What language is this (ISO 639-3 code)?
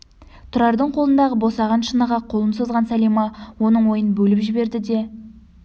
kaz